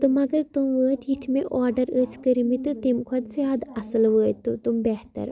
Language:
Kashmiri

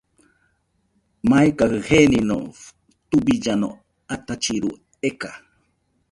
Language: Nüpode Huitoto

